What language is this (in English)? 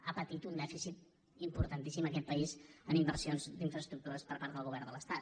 Catalan